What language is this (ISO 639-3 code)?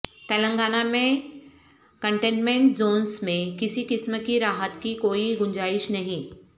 urd